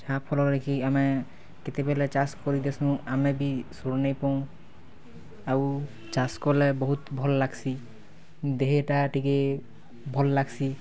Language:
Odia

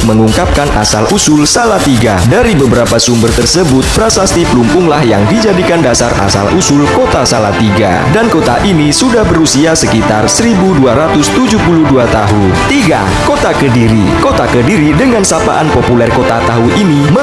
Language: Indonesian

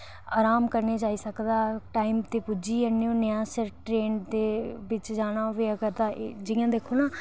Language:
Dogri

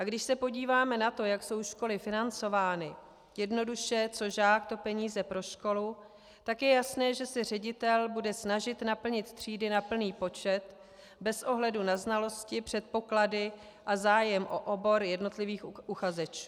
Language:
Czech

